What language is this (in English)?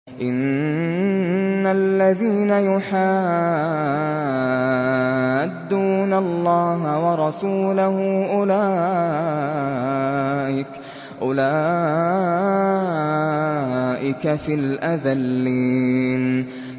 Arabic